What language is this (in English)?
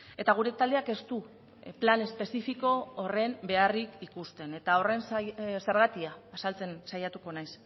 Basque